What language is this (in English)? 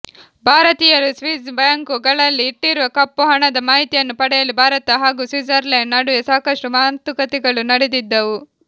Kannada